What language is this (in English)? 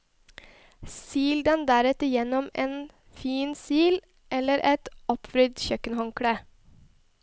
Norwegian